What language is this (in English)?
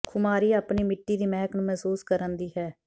Punjabi